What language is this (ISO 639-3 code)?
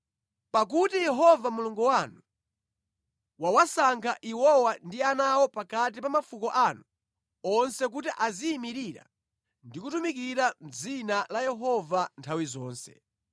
nya